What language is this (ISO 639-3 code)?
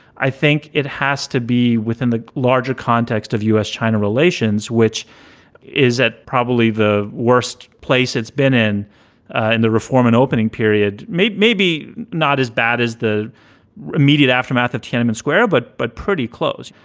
eng